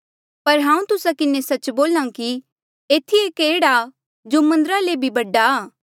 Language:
Mandeali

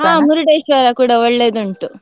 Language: Kannada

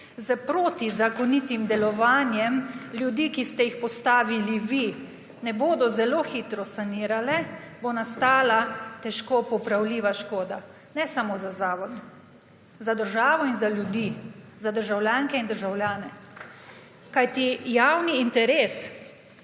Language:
Slovenian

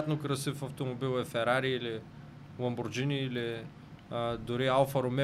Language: Bulgarian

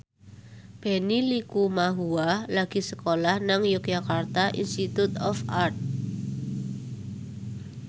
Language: Javanese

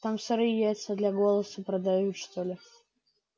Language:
Russian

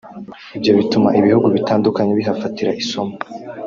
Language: Kinyarwanda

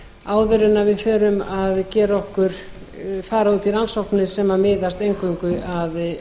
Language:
Icelandic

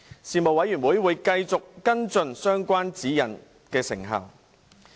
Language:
Cantonese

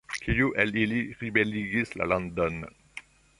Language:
Esperanto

